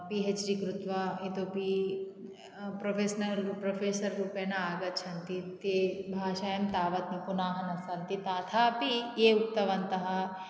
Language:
Sanskrit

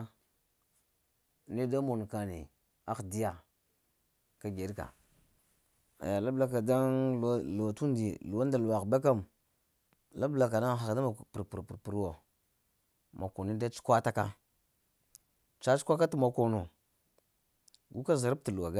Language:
Lamang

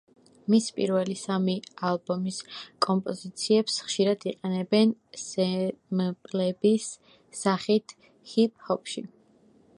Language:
Georgian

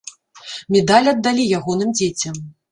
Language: Belarusian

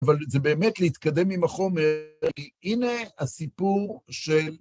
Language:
Hebrew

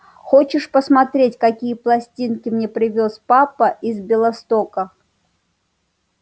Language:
Russian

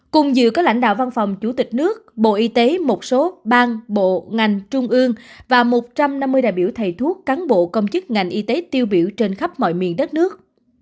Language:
Vietnamese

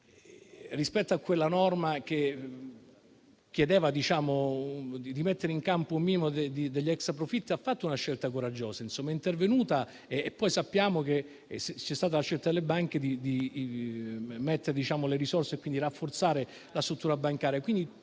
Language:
Italian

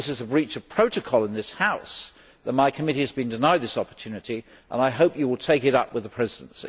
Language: English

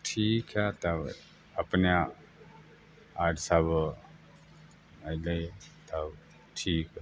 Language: Maithili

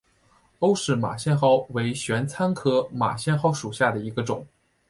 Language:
Chinese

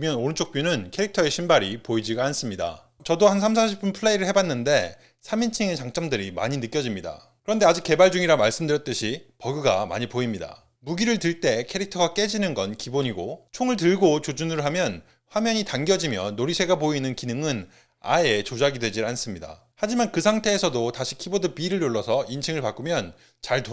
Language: Korean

